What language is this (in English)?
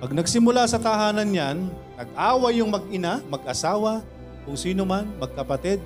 Filipino